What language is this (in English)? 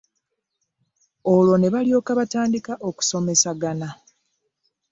Ganda